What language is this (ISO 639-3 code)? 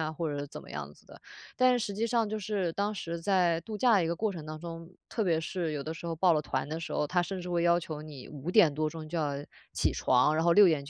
zho